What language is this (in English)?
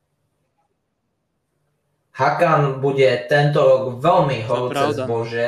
Slovak